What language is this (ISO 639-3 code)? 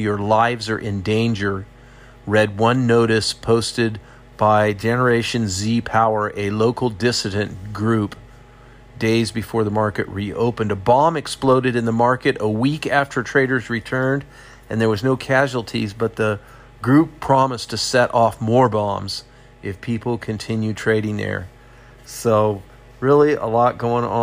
eng